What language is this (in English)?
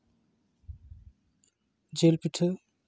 Santali